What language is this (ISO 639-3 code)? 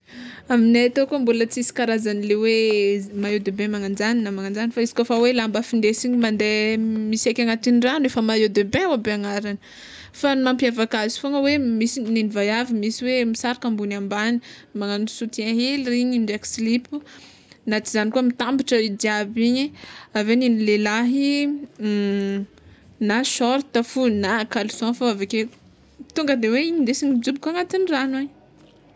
xmw